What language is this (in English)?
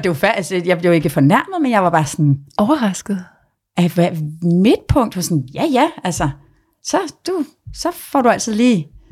Danish